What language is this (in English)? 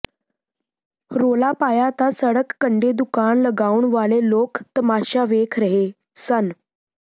Punjabi